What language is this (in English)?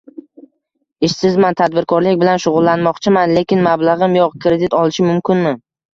Uzbek